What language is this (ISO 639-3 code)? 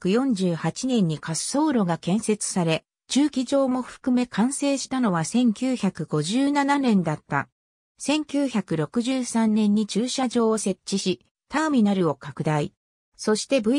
jpn